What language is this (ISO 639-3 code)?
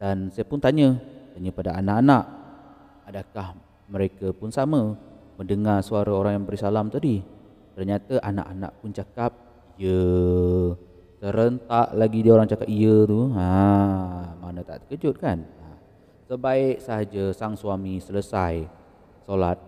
msa